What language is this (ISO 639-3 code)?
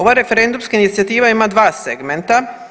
hrv